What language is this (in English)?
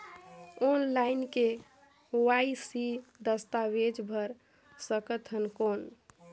Chhattisgarhi